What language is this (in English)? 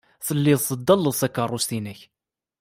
Kabyle